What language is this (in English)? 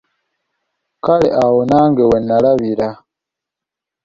Ganda